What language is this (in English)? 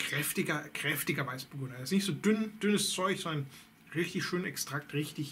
German